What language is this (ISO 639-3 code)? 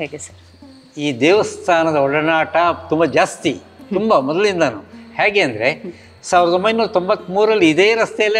kan